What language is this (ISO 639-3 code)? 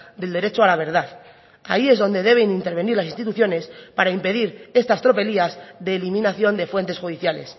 spa